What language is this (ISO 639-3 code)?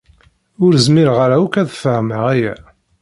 kab